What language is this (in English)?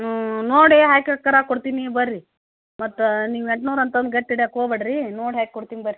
Kannada